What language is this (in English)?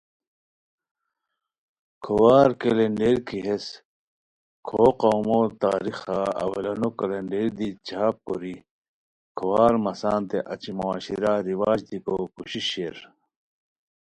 Khowar